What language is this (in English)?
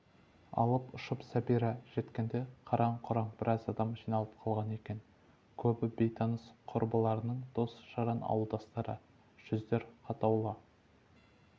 Kazakh